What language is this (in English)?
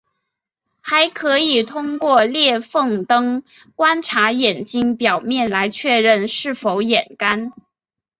Chinese